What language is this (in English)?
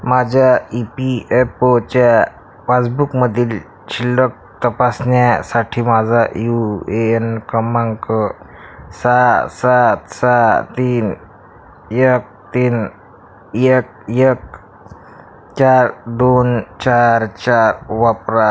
Marathi